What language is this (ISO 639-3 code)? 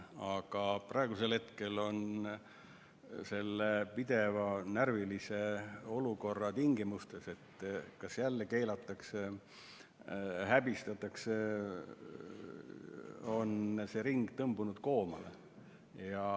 est